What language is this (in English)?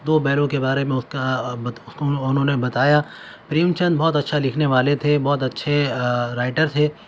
Urdu